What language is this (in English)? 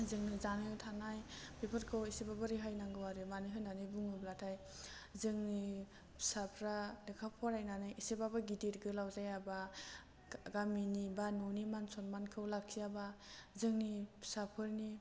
Bodo